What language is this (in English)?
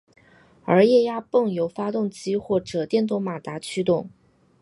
Chinese